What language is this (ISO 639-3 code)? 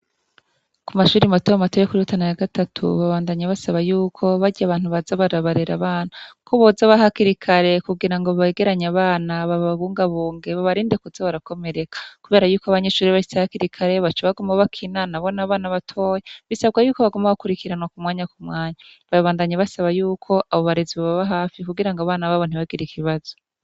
run